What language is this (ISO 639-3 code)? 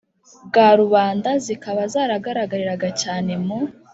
kin